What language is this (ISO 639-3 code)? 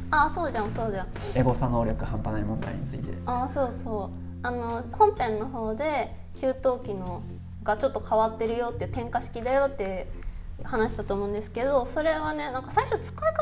jpn